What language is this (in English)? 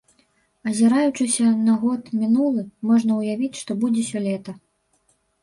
Belarusian